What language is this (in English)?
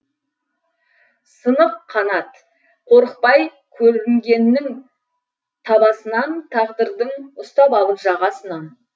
Kazakh